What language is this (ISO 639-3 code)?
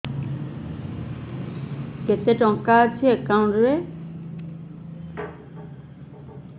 ori